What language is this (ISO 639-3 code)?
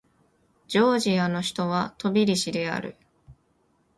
jpn